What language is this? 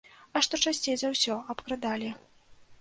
Belarusian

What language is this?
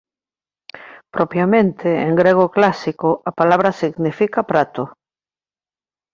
Galician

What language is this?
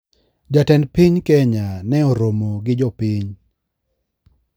Luo (Kenya and Tanzania)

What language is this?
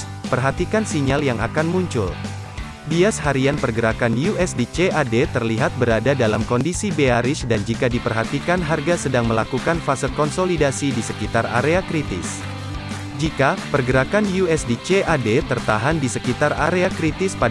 Indonesian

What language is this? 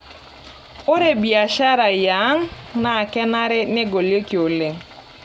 Masai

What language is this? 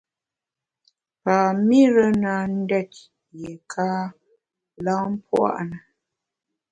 Bamun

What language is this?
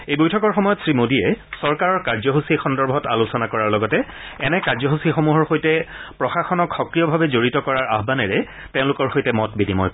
Assamese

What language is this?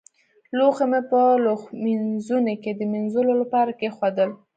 Pashto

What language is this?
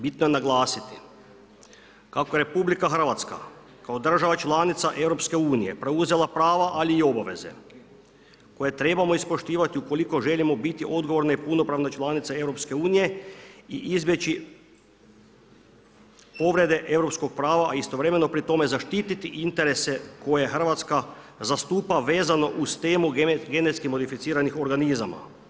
Croatian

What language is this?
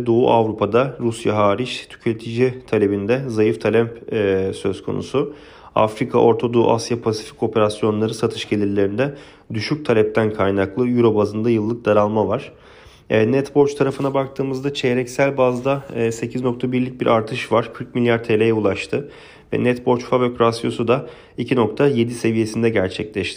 Turkish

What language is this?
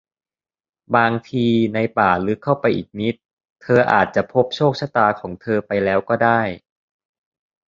Thai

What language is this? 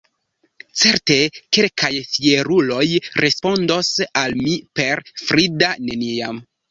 Esperanto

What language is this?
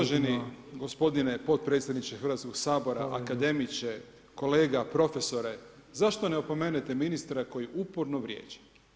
Croatian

